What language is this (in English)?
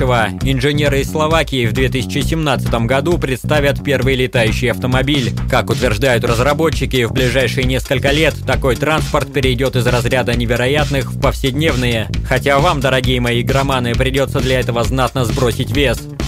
Russian